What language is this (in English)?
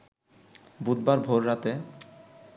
Bangla